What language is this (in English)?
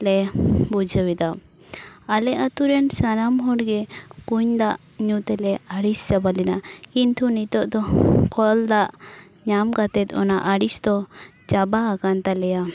Santali